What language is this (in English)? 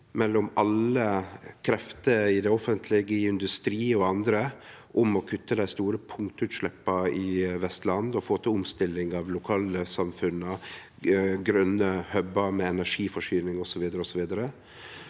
Norwegian